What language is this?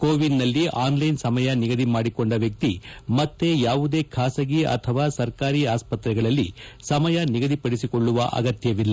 Kannada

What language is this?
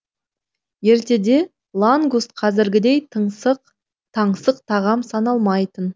Kazakh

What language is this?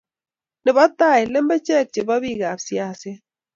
Kalenjin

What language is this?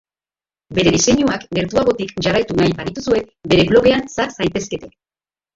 Basque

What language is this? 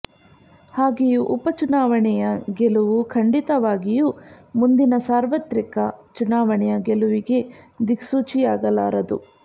Kannada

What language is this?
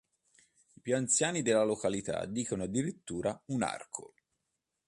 Italian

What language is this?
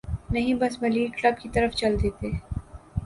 Urdu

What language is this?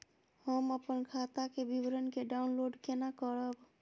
Maithili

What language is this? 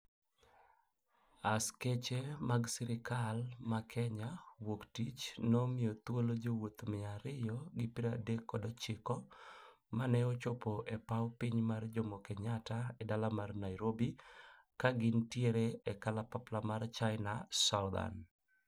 Luo (Kenya and Tanzania)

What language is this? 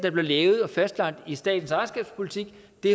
Danish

